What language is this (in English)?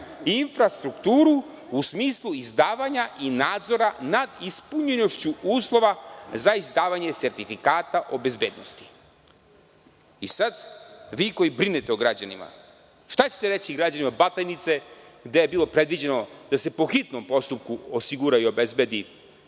Serbian